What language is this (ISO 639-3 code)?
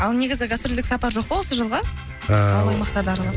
kaz